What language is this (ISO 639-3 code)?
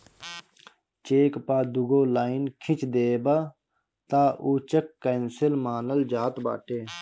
bho